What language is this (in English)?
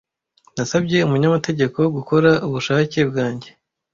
Kinyarwanda